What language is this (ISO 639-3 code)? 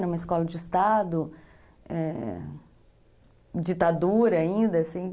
por